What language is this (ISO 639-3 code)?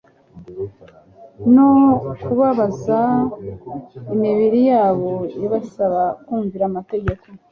kin